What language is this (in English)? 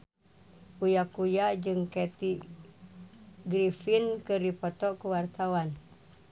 Sundanese